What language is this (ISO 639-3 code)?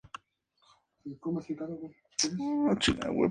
spa